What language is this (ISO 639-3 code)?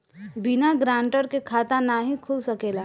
bho